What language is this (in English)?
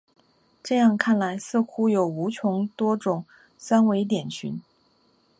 Chinese